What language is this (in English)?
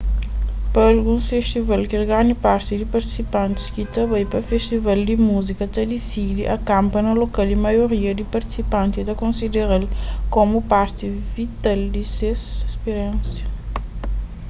Kabuverdianu